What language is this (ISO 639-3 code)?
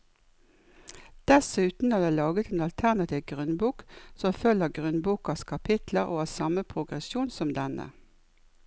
nor